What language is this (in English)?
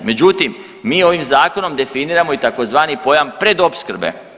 Croatian